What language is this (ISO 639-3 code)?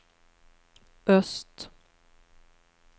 swe